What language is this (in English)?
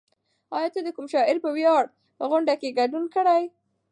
Pashto